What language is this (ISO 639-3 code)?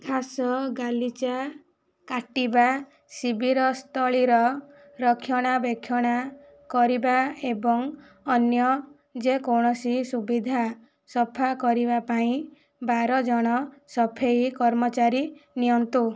ori